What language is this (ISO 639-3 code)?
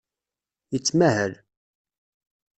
kab